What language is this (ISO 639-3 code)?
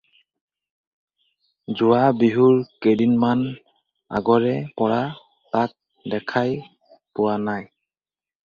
asm